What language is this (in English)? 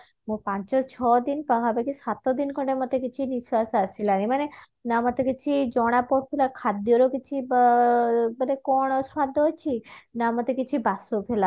Odia